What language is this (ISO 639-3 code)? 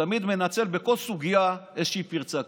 heb